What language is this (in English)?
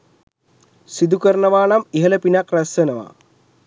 Sinhala